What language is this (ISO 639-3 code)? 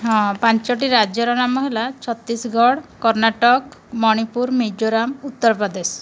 ori